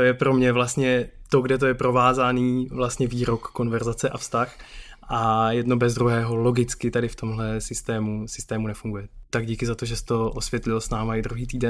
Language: Czech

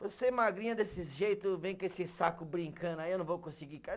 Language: Portuguese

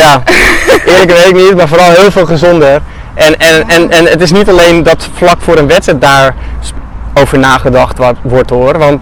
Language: Dutch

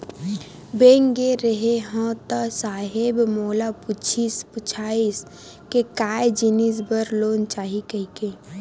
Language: Chhattisgarhi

